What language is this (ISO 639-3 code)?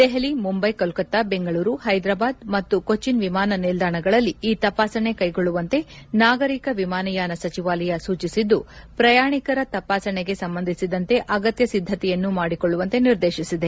kan